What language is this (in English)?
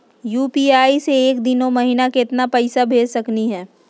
Magahi